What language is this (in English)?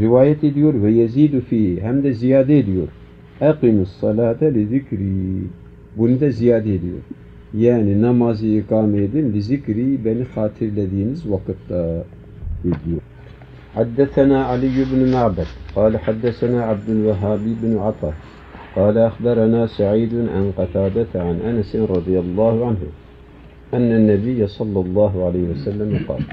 Turkish